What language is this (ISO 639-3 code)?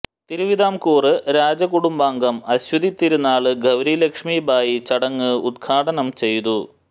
mal